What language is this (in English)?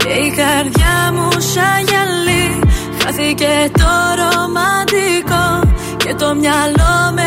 Greek